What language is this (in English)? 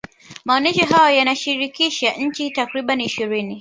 Swahili